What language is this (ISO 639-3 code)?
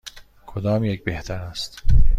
fas